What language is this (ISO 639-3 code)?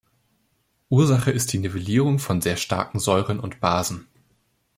deu